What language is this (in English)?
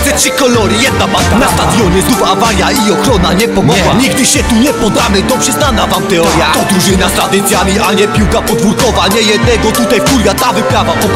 Polish